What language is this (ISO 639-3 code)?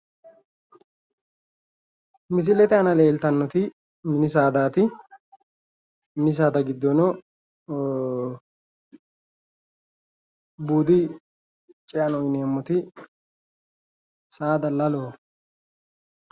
sid